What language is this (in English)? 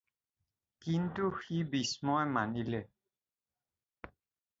Assamese